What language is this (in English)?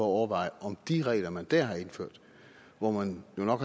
Danish